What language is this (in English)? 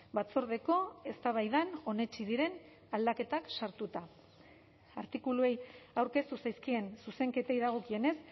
Basque